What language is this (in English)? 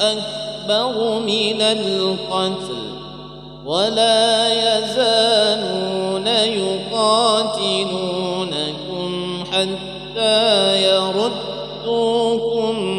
Arabic